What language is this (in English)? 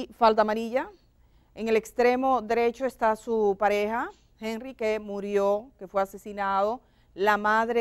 Spanish